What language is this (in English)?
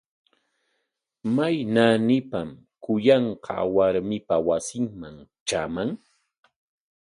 Corongo Ancash Quechua